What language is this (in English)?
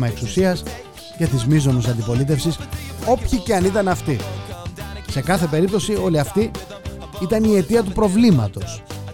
Greek